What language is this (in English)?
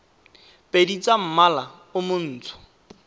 Tswana